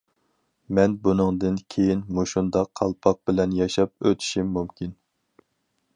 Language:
Uyghur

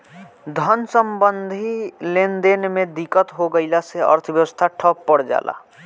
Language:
Bhojpuri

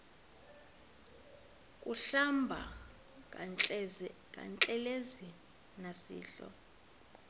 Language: Xhosa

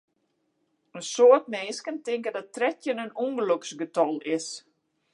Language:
Western Frisian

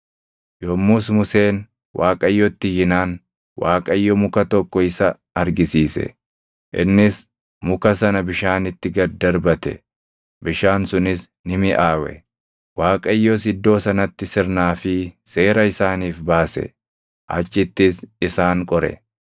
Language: Oromo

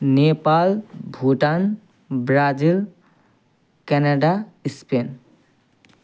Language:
Nepali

